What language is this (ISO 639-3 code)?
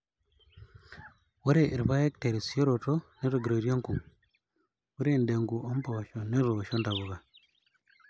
mas